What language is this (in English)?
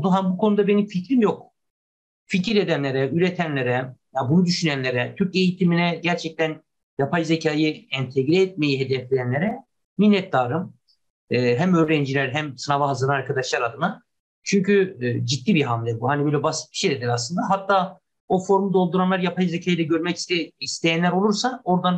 Turkish